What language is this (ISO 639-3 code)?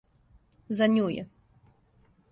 srp